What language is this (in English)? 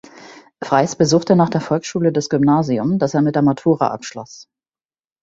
German